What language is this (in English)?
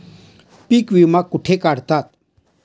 Marathi